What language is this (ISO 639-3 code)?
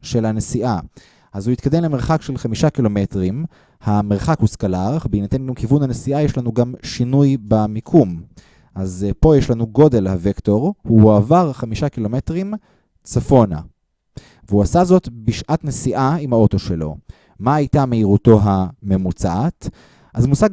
heb